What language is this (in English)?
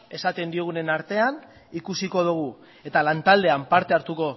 Basque